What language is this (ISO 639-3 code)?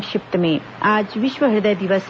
hin